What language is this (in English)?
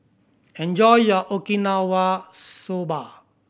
English